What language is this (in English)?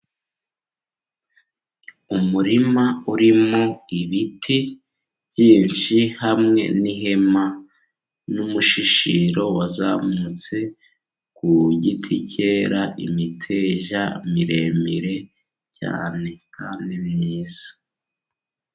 Kinyarwanda